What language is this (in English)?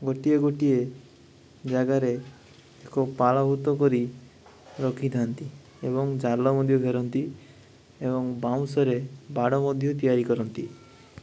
Odia